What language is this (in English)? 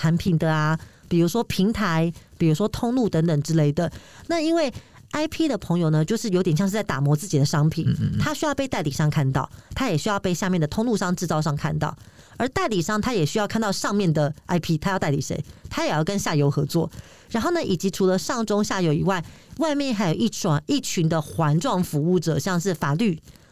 Chinese